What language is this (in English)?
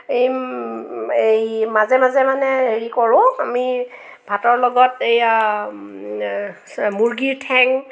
Assamese